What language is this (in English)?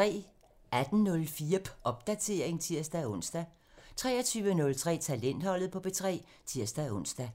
Danish